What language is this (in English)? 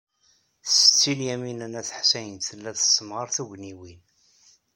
Kabyle